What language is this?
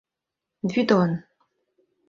Mari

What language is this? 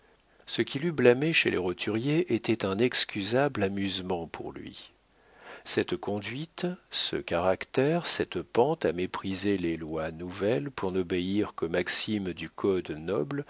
French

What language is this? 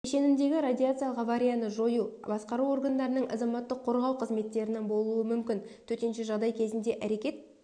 Kazakh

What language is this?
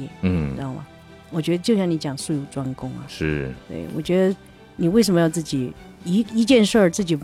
Chinese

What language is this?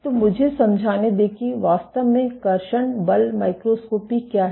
Hindi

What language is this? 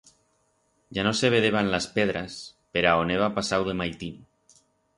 Aragonese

